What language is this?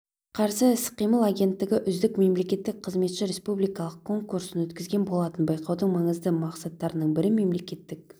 Kazakh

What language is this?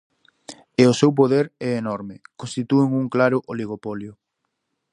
Galician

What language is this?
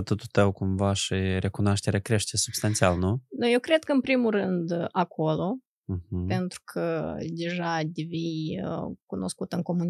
Romanian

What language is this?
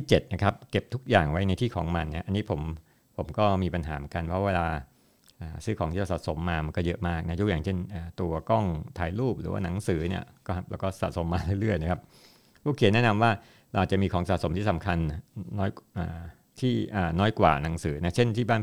Thai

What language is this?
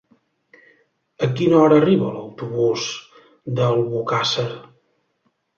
Catalan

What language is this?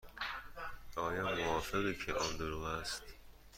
Persian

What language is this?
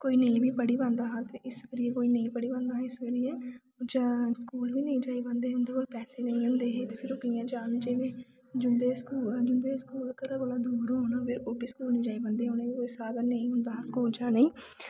Dogri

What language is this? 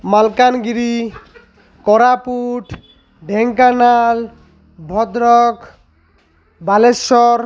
Odia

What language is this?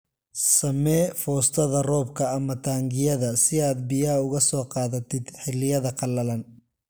Somali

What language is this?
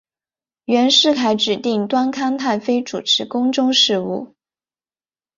Chinese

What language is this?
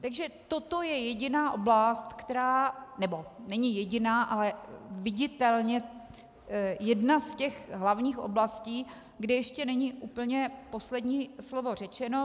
Czech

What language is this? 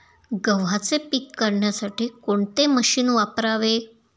Marathi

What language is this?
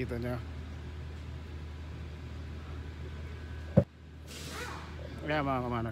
Filipino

